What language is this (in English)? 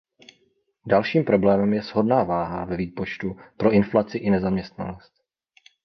Czech